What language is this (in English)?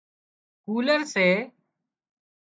Wadiyara Koli